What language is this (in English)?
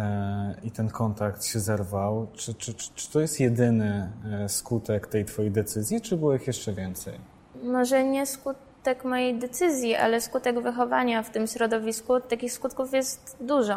Polish